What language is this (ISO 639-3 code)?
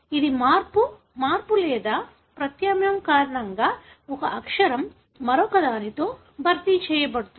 tel